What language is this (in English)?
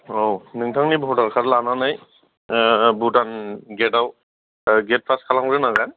Bodo